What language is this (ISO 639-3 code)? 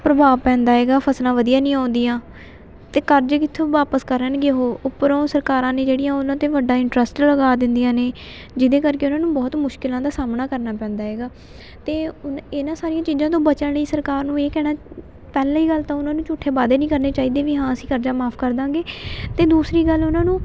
pan